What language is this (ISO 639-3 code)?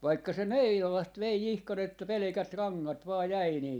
fin